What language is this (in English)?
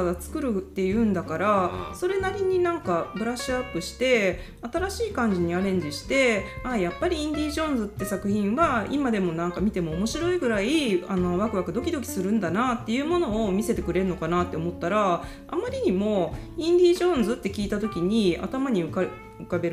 Japanese